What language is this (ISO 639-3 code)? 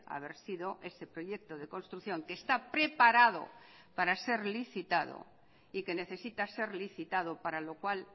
spa